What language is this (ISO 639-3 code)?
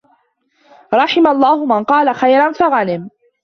ara